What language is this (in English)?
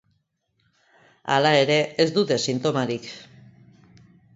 Basque